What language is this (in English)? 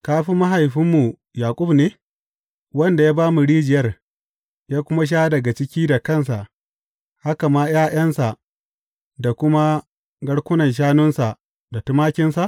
Hausa